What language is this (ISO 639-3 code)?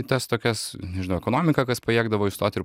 lit